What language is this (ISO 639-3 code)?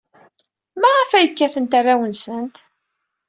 kab